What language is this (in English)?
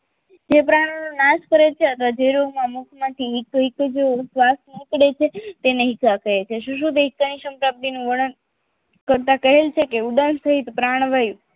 Gujarati